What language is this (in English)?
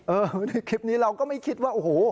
Thai